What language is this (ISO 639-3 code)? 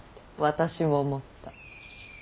jpn